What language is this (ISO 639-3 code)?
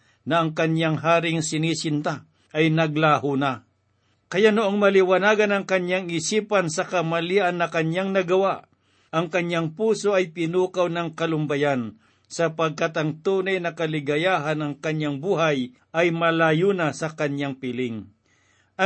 fil